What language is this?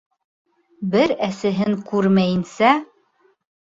Bashkir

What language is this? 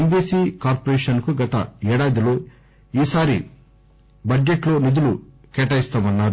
Telugu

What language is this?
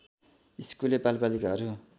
Nepali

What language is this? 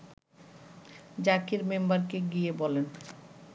Bangla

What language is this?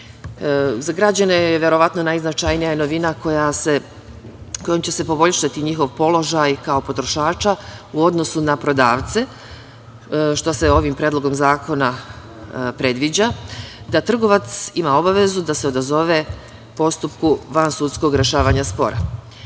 Serbian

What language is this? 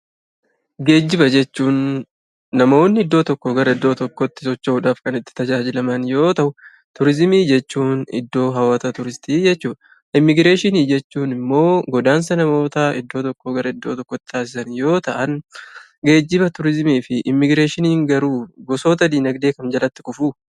Oromo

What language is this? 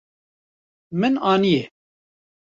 Kurdish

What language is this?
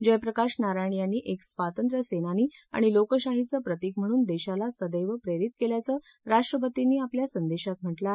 Marathi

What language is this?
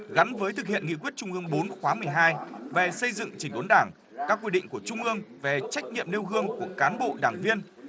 Vietnamese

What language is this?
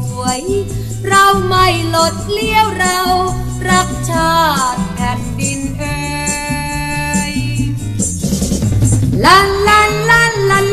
Thai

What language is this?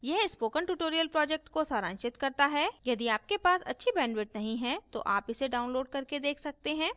Hindi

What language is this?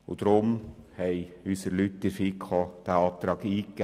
Swiss German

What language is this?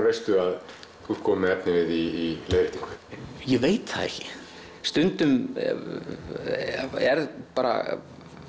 Icelandic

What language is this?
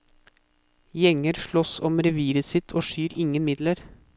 Norwegian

